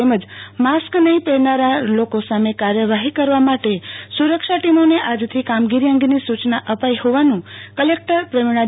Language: Gujarati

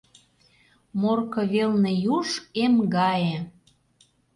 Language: Mari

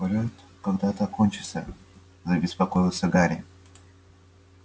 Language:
Russian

